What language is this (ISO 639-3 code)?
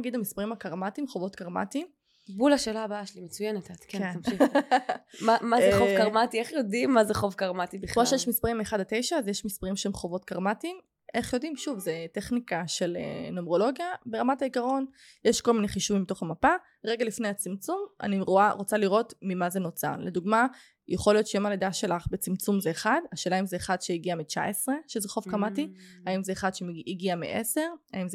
heb